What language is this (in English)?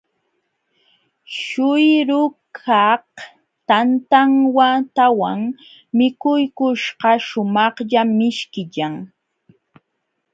Jauja Wanca Quechua